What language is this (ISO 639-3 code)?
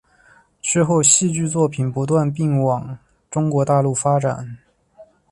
zho